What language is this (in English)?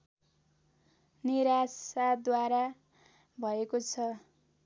Nepali